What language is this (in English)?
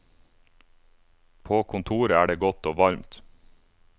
Norwegian